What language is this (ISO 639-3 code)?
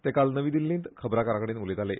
kok